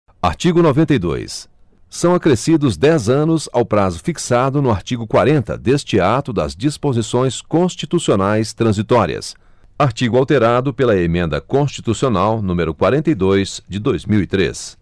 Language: Portuguese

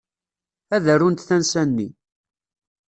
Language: Kabyle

